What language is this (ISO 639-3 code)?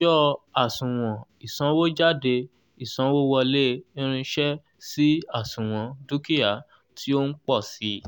yor